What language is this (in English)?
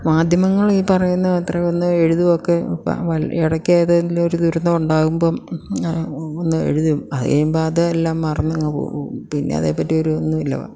Malayalam